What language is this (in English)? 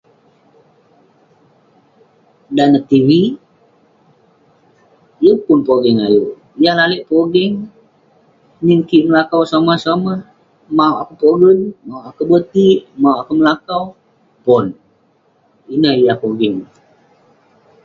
Western Penan